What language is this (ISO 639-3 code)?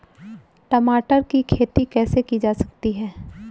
hin